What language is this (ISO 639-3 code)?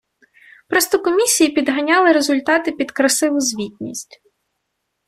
ukr